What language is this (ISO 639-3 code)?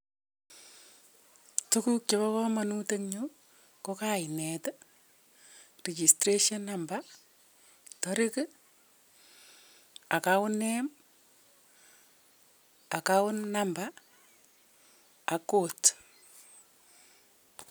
kln